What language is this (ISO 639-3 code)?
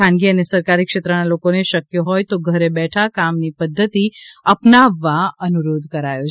guj